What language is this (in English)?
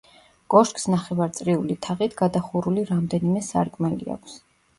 Georgian